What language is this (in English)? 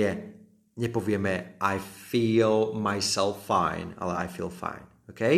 Slovak